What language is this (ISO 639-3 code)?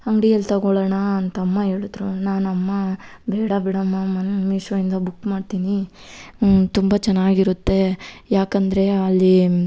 kan